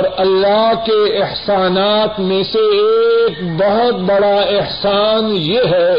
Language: Urdu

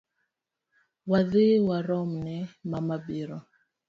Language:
Luo (Kenya and Tanzania)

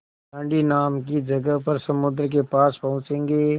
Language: Hindi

